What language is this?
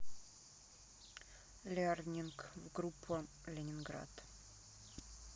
Russian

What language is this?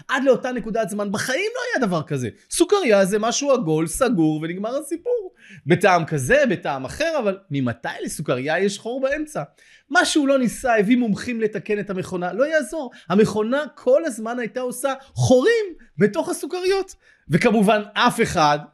Hebrew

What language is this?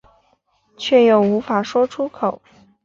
Chinese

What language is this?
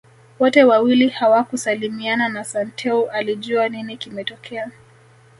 Swahili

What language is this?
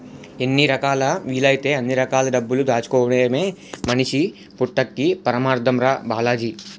Telugu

